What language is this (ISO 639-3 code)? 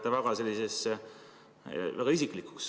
est